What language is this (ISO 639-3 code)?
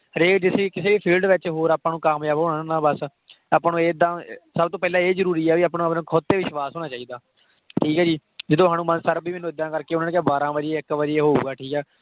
pan